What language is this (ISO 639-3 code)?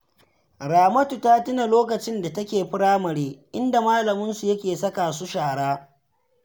hau